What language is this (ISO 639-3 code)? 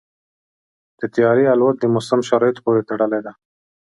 pus